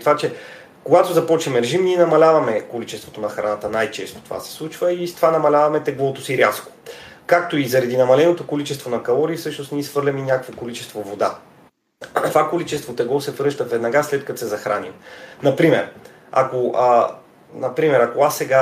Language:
Bulgarian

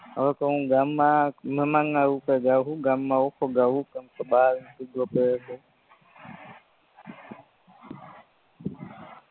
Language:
Gujarati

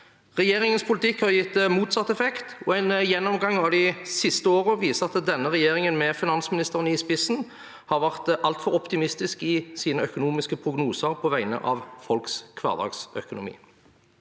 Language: Norwegian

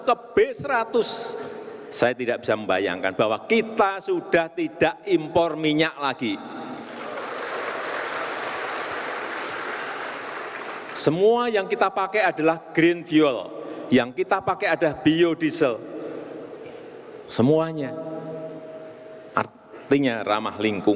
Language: Indonesian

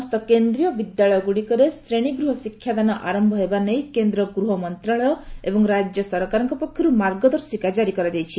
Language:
Odia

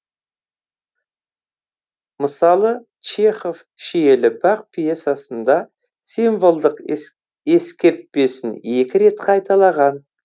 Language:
Kazakh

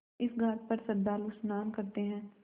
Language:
Hindi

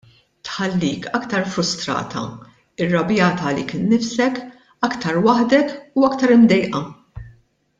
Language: Maltese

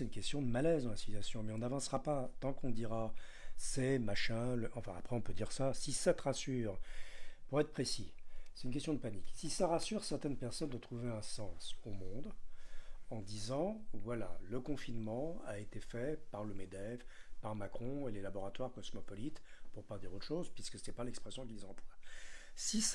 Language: French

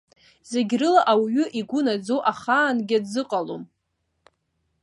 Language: Abkhazian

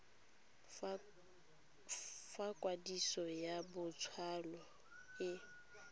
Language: Tswana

